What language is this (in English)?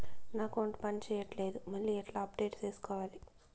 Telugu